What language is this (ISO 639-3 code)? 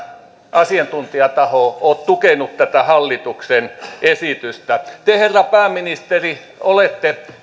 fin